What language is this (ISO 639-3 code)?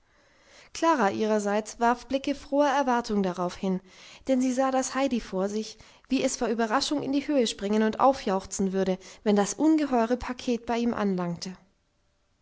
deu